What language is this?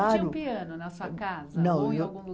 Portuguese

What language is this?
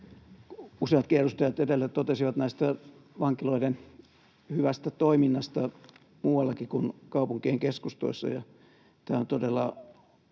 Finnish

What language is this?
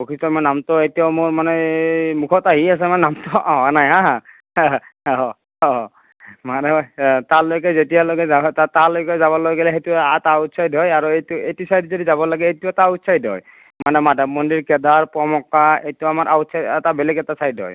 Assamese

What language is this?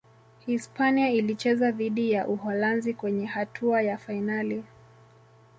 Swahili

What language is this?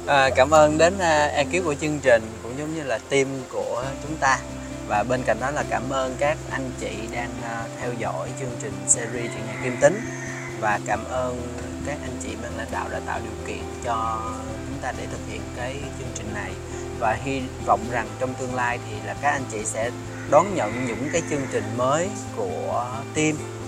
Vietnamese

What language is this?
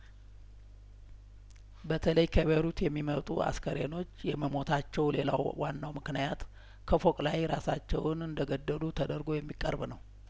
Amharic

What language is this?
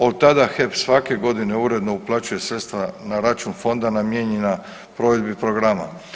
Croatian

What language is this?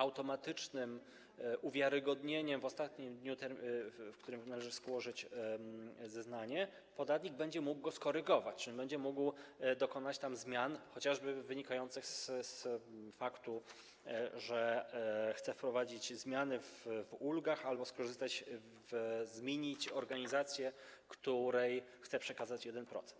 Polish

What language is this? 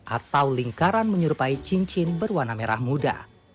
Indonesian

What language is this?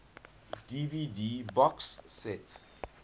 English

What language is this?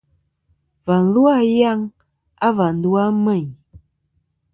Kom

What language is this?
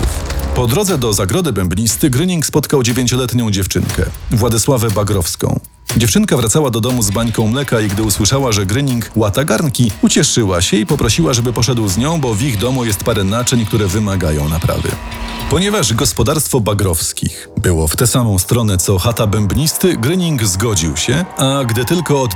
Polish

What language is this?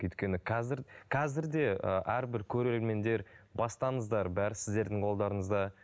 Kazakh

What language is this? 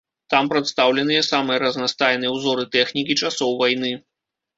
Belarusian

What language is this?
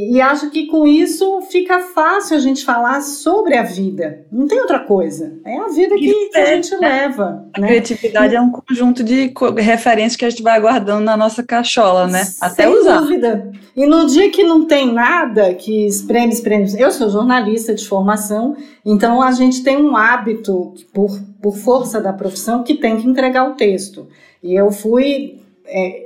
Portuguese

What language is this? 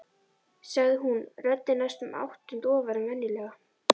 Icelandic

